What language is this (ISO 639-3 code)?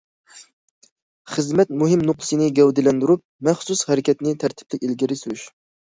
uig